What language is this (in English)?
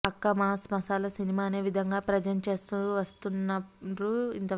Telugu